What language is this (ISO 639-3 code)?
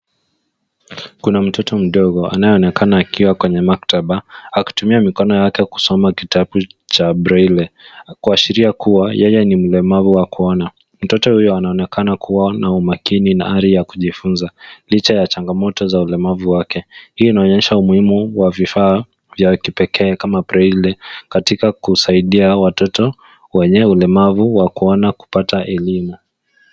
swa